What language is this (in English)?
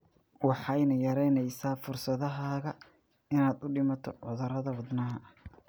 Somali